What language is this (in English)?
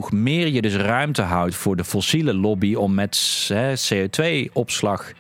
Dutch